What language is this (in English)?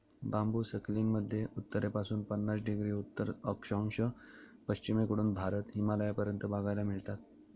Marathi